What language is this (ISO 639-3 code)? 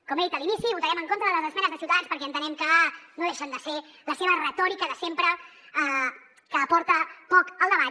cat